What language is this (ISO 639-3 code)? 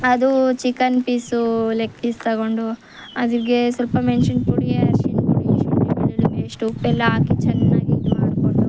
kan